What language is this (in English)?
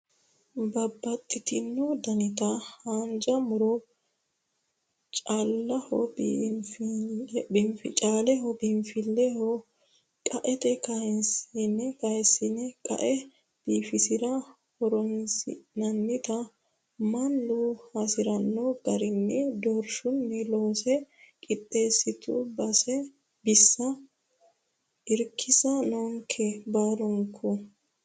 Sidamo